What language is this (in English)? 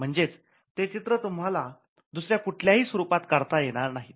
Marathi